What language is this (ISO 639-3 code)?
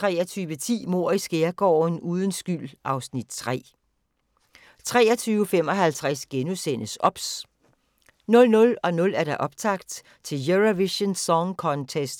dan